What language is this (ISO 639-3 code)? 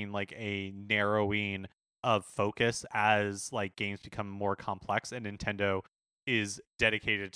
eng